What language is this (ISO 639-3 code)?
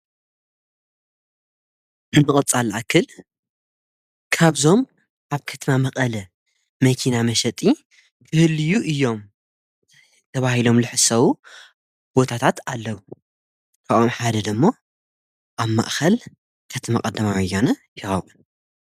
tir